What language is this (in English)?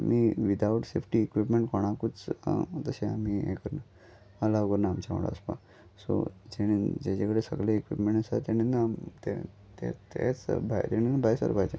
Konkani